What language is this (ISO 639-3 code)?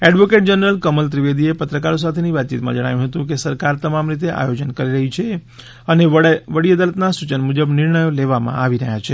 guj